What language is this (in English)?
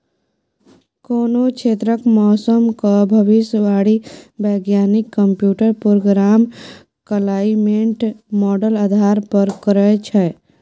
Maithili